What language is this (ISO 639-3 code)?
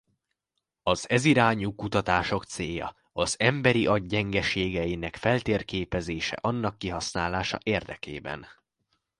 hun